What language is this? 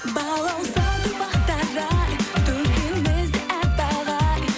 Kazakh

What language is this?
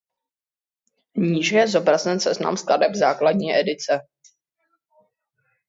Czech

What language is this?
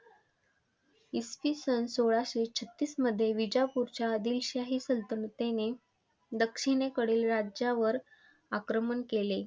Marathi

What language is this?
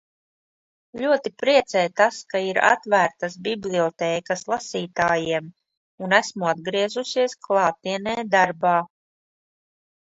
Latvian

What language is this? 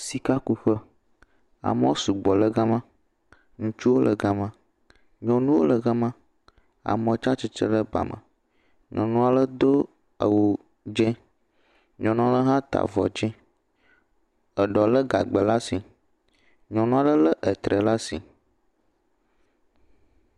Ewe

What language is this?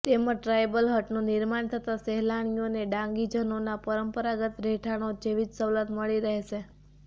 Gujarati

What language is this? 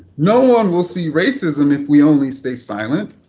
English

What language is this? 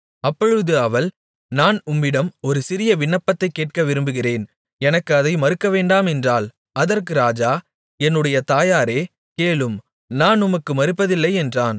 Tamil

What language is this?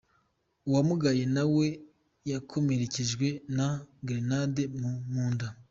Kinyarwanda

